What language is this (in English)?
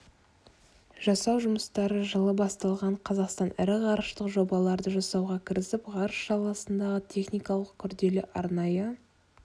Kazakh